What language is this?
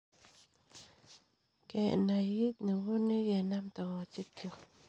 Kalenjin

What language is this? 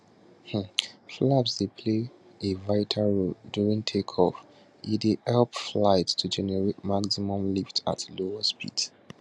Nigerian Pidgin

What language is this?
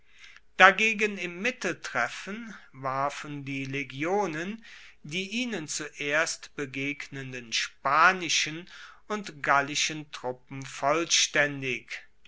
German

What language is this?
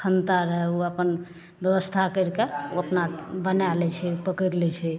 Maithili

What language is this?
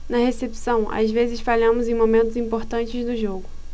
Portuguese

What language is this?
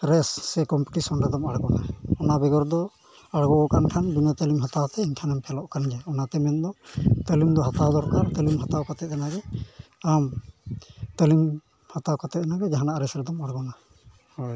Santali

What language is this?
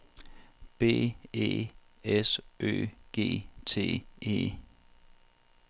Danish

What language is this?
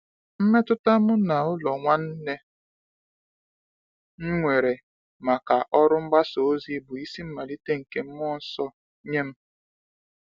Igbo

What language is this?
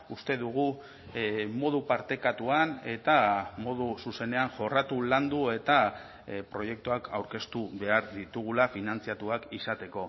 Basque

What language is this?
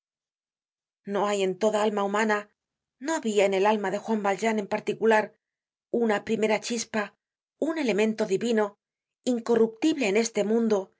Spanish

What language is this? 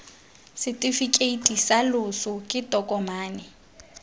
Tswana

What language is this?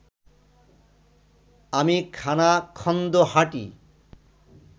Bangla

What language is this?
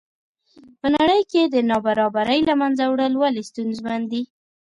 Pashto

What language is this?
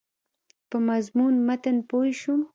Pashto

